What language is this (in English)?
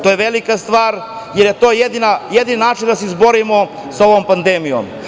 Serbian